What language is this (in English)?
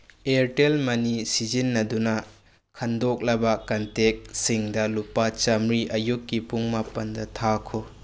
Manipuri